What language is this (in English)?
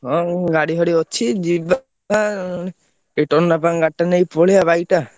Odia